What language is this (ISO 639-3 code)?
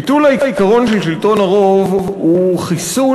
heb